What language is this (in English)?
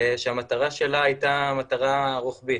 Hebrew